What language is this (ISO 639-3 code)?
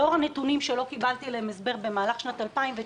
heb